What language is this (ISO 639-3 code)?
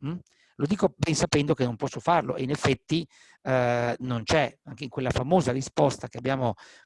ita